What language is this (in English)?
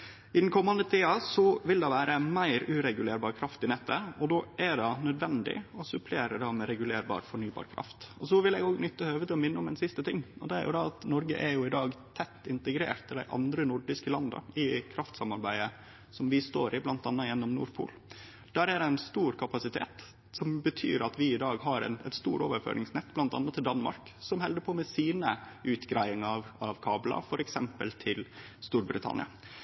Norwegian Nynorsk